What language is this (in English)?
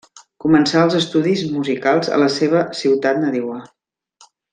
Catalan